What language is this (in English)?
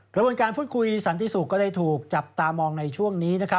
Thai